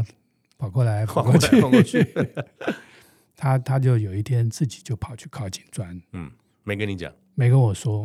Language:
Chinese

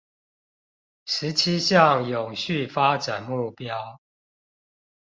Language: Chinese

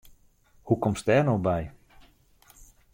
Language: Western Frisian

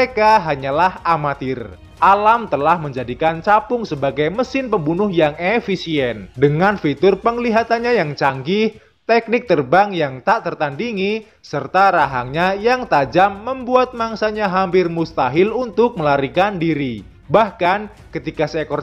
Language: Indonesian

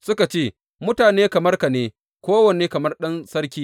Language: Hausa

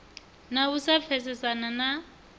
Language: Venda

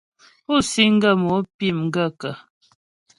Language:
Ghomala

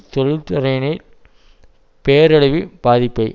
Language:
Tamil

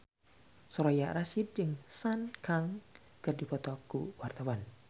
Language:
Sundanese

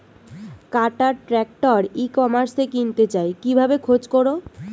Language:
Bangla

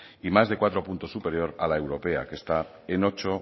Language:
Spanish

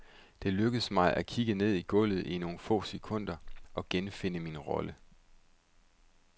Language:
Danish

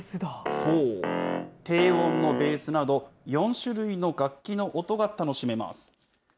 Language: Japanese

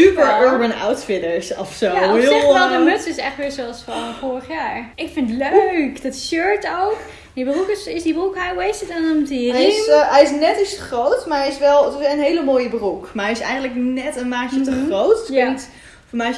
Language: Dutch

